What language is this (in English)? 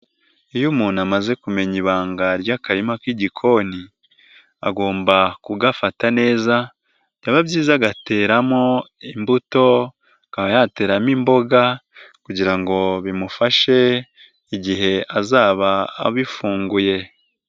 Kinyarwanda